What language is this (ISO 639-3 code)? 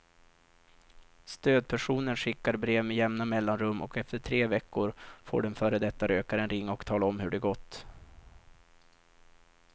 swe